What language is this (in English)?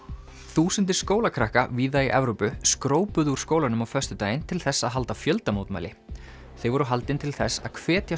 Icelandic